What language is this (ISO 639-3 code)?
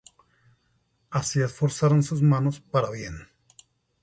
spa